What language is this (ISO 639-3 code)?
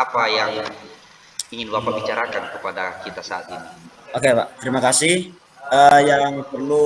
ind